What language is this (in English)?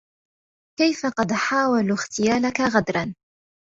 Arabic